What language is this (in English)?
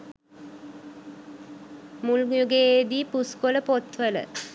Sinhala